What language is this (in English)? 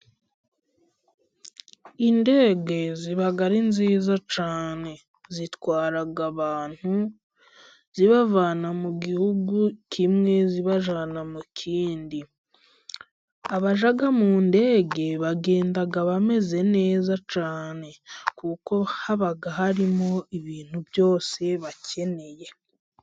Kinyarwanda